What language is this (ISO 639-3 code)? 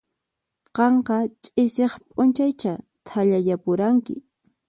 qxp